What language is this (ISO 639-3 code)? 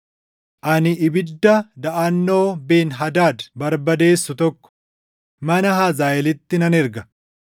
orm